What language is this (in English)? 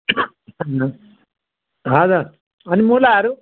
Nepali